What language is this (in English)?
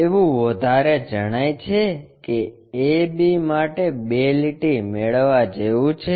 Gujarati